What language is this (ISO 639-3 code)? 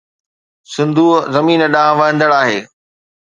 snd